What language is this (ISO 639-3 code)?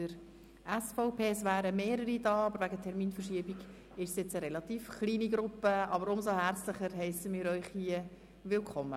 gsw